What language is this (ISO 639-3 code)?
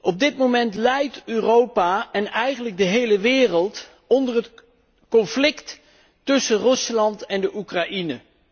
nld